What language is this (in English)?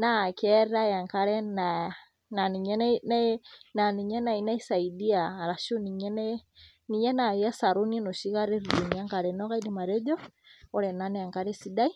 Masai